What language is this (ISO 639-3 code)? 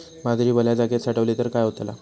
mar